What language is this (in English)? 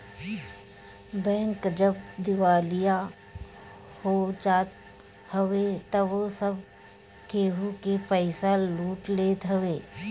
Bhojpuri